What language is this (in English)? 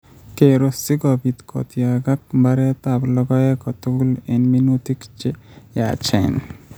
Kalenjin